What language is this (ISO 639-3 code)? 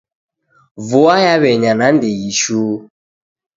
dav